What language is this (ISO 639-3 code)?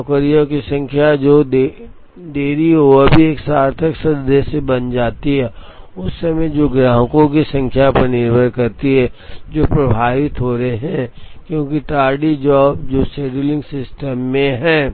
hin